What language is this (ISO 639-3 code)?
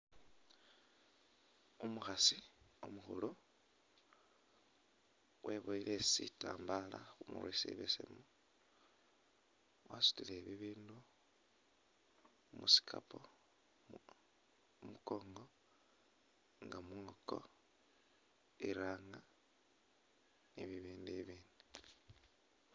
myx